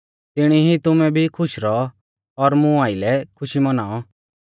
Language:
Mahasu Pahari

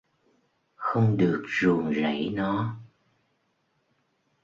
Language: Vietnamese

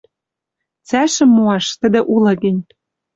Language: Western Mari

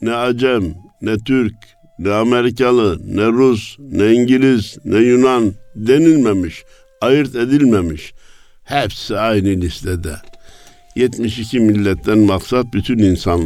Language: Turkish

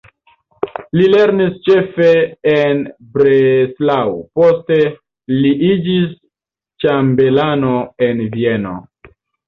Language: Esperanto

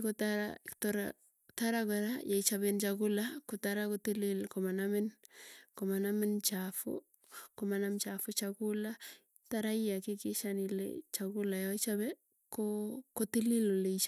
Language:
Tugen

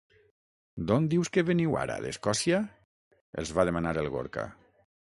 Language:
Catalan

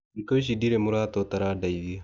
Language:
Kikuyu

